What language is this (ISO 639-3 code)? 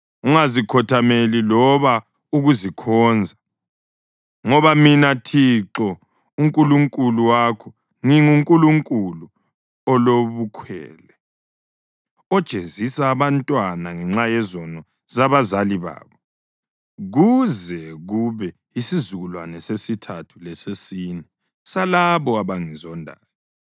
nde